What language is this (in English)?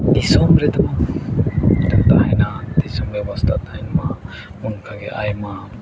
Santali